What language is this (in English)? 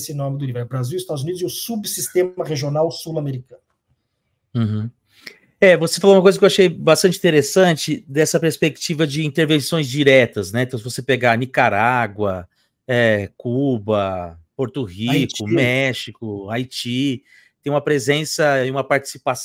Portuguese